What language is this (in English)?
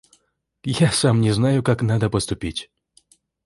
Russian